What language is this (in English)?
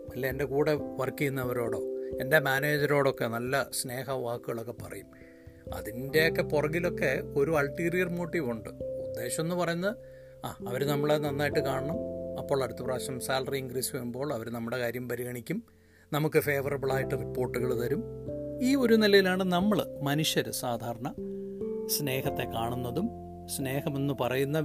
Malayalam